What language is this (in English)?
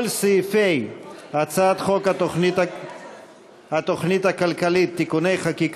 Hebrew